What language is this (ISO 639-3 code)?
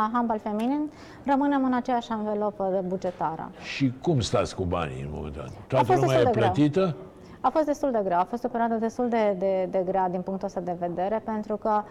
ron